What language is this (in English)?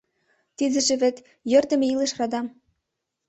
Mari